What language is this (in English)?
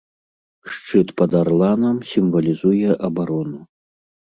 Belarusian